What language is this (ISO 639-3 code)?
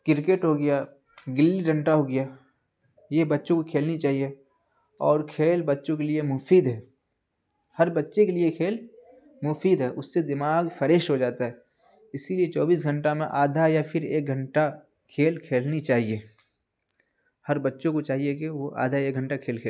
urd